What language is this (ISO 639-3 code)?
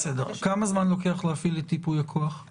heb